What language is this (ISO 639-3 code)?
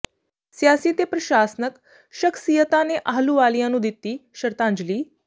pan